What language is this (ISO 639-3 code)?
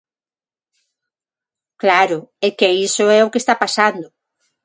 glg